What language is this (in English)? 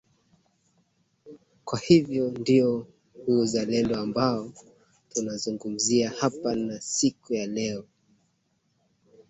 Swahili